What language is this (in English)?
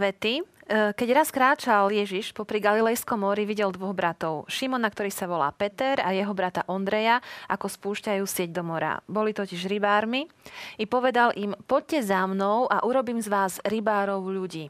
Slovak